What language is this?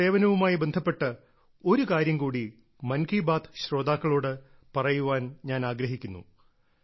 Malayalam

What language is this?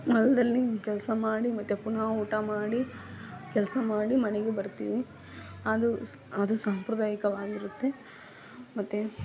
Kannada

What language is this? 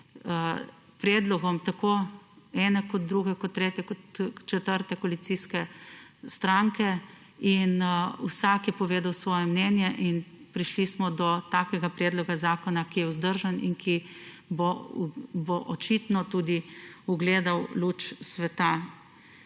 Slovenian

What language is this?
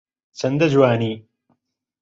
Central Kurdish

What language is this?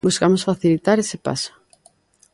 Galician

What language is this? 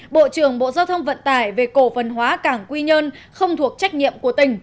Vietnamese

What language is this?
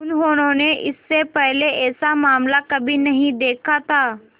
Hindi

